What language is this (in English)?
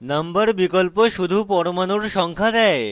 Bangla